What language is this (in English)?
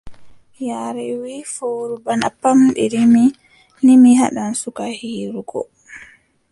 Adamawa Fulfulde